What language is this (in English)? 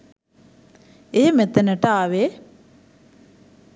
Sinhala